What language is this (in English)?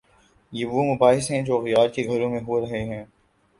Urdu